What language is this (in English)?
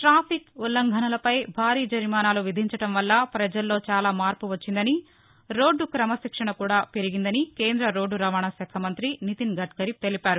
Telugu